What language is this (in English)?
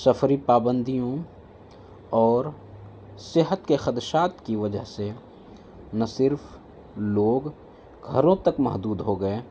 Urdu